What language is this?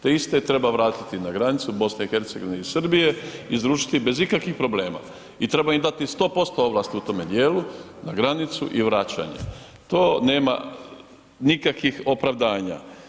Croatian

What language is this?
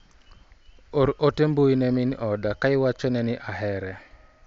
Luo (Kenya and Tanzania)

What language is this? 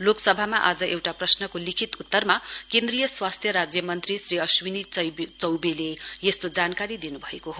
Nepali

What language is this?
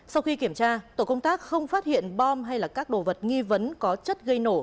Vietnamese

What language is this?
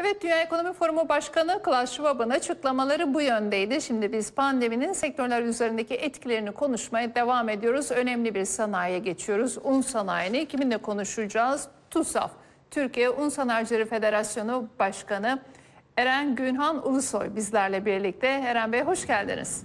Turkish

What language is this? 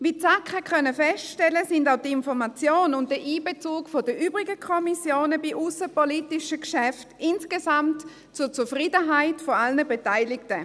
Swiss German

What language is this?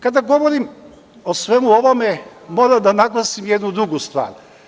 Serbian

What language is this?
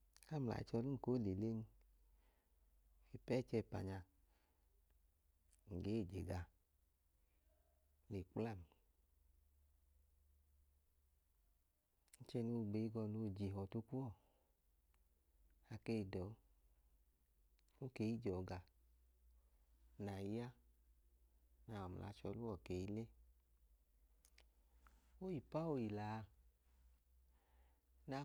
Idoma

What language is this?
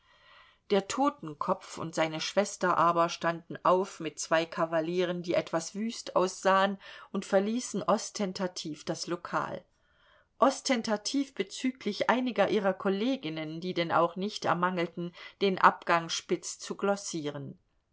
German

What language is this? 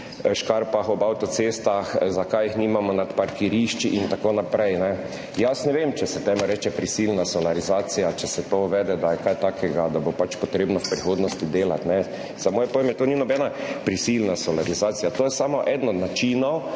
Slovenian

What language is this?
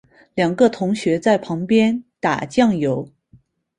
Chinese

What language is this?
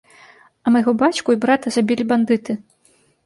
Belarusian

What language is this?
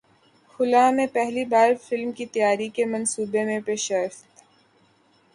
Urdu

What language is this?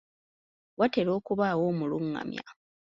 Ganda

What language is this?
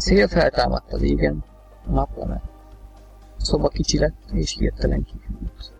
Hungarian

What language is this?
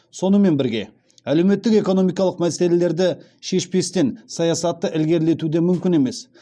Kazakh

